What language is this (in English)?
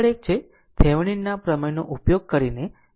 Gujarati